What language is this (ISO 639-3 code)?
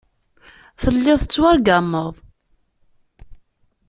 kab